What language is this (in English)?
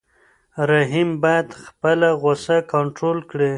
Pashto